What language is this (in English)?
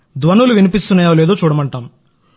Telugu